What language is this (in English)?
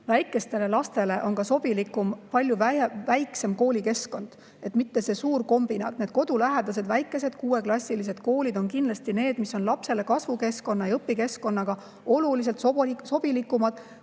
Estonian